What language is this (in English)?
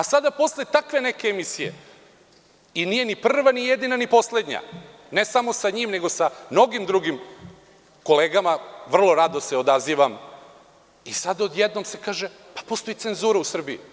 Serbian